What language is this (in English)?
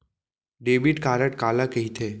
Chhattisgarhi